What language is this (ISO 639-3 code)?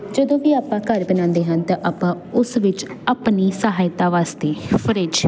pan